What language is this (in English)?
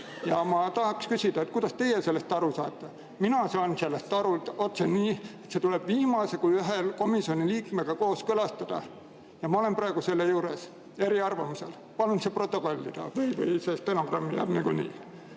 Estonian